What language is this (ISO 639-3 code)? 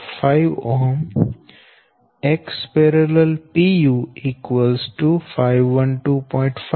guj